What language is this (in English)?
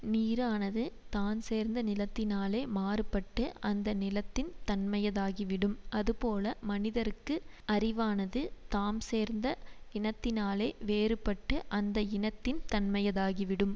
Tamil